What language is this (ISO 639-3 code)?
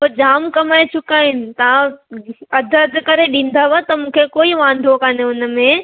snd